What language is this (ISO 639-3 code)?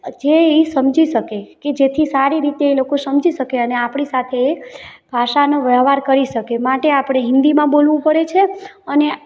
guj